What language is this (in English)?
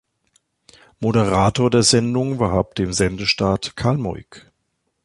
German